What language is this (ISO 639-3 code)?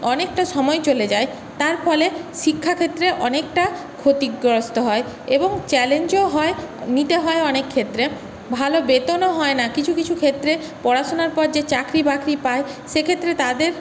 ben